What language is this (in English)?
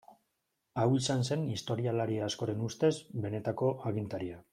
Basque